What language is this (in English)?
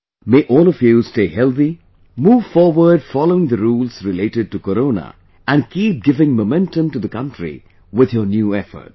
English